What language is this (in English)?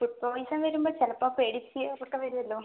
Malayalam